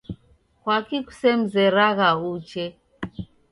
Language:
Taita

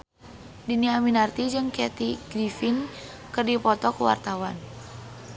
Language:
Sundanese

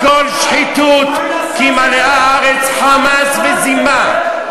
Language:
Hebrew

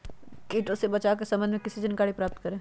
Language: Magahi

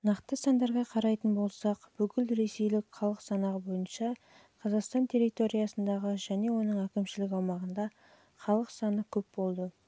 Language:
Kazakh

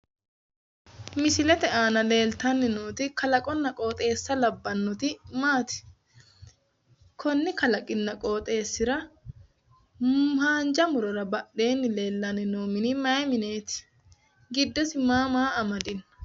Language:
Sidamo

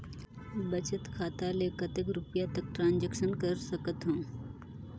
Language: Chhattisgarhi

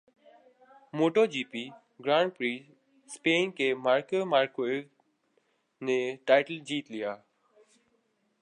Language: Urdu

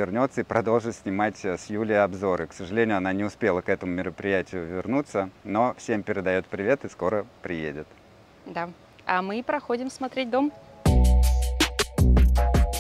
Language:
Russian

